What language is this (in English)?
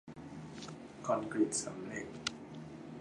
Thai